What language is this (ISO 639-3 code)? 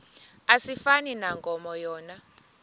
xho